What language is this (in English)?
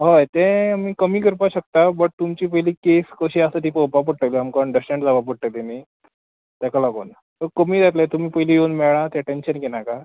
Konkani